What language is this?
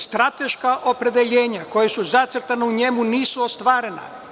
Serbian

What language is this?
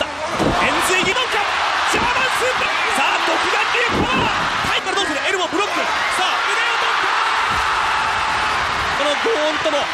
Japanese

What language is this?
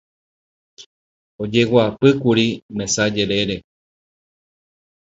Guarani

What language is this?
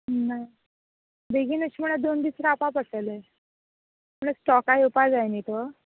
Konkani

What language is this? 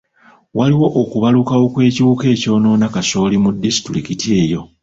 Ganda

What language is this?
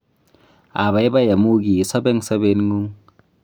Kalenjin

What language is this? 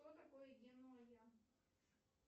Russian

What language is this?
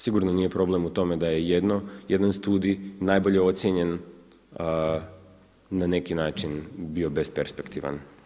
Croatian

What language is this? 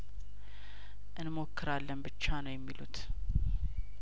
Amharic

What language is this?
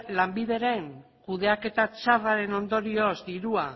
Basque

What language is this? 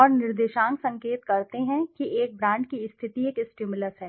Hindi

